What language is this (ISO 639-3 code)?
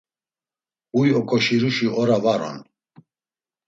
lzz